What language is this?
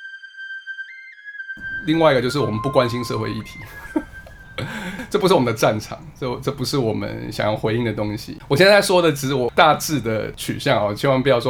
Chinese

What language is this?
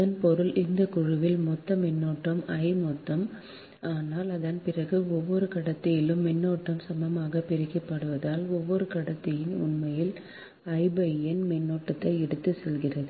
Tamil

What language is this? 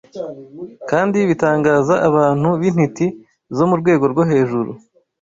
Kinyarwanda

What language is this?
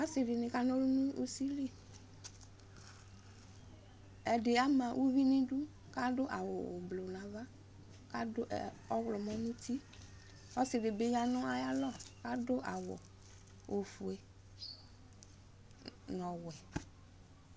Ikposo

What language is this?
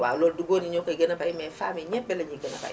Wolof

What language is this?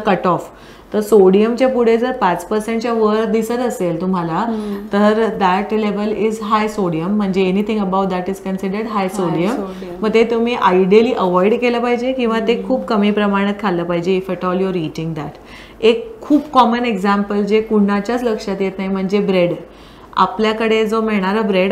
Marathi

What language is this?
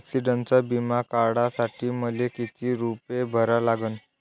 Marathi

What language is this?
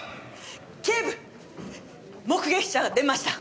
Japanese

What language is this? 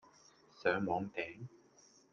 Cantonese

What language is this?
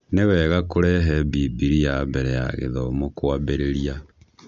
Kikuyu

